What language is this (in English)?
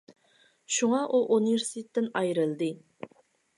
Uyghur